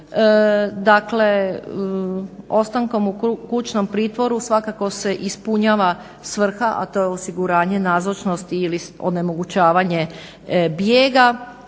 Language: Croatian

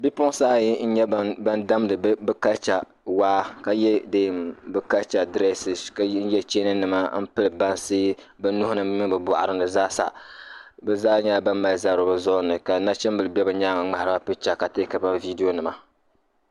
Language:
Dagbani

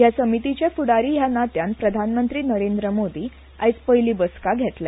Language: Konkani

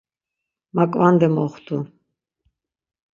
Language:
Laz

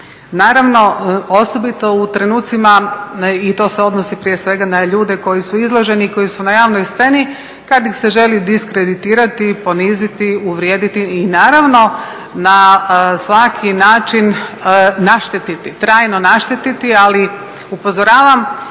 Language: Croatian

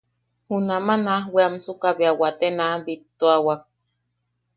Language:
Yaqui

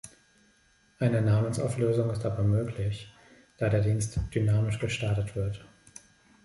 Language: German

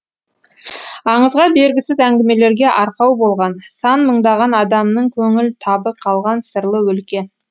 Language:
Kazakh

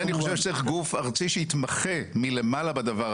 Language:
Hebrew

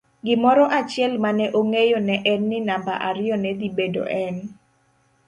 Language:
Luo (Kenya and Tanzania)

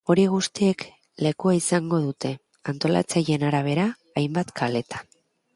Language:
Basque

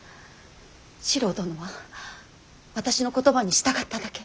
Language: Japanese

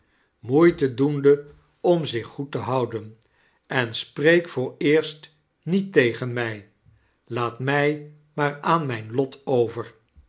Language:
Dutch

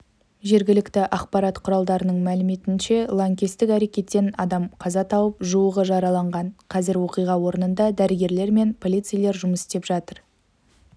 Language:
Kazakh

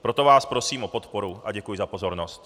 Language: Czech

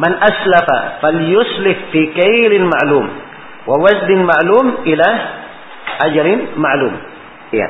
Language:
Malay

